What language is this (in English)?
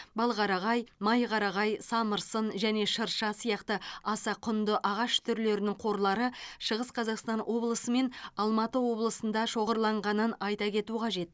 Kazakh